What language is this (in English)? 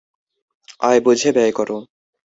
Bangla